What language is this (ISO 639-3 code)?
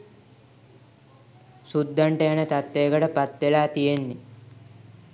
sin